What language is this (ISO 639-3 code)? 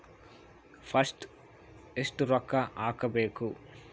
kan